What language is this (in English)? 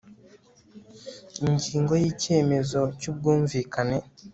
Kinyarwanda